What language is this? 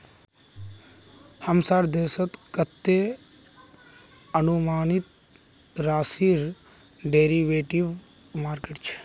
Magahi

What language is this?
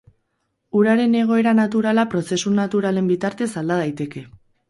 Basque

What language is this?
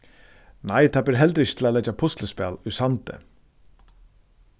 Faroese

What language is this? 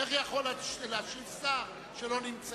Hebrew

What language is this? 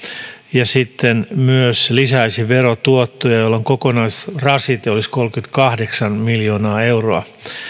Finnish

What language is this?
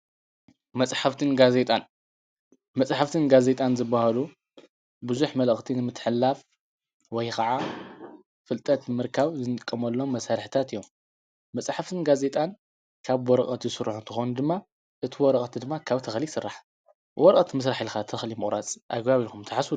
Tigrinya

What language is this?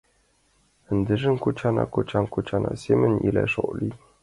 Mari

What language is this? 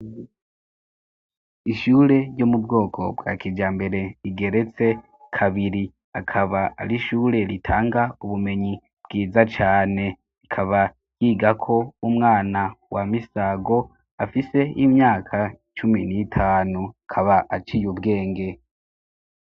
Rundi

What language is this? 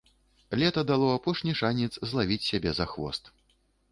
Belarusian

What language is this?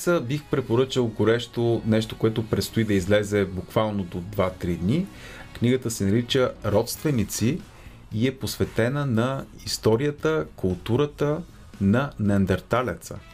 Bulgarian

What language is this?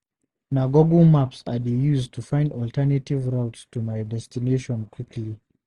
Nigerian Pidgin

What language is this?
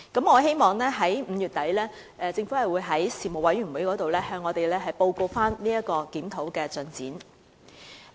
Cantonese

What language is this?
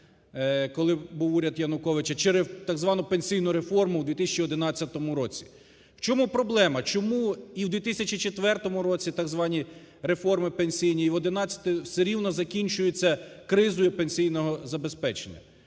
Ukrainian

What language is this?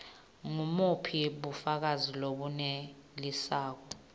Swati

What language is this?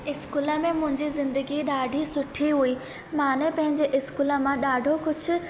Sindhi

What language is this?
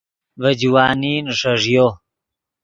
Yidgha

